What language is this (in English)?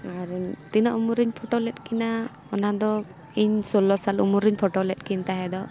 Santali